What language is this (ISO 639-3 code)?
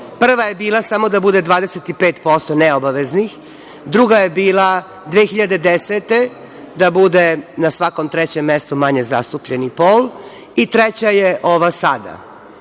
srp